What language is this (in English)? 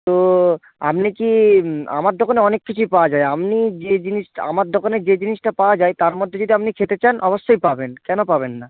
Bangla